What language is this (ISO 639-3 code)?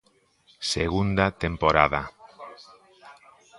glg